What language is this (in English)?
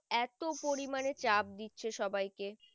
Bangla